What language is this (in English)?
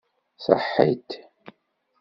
Kabyle